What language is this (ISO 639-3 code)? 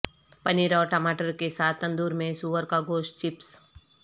urd